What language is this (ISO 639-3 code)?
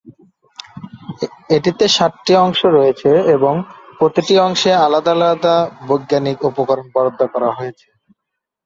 ben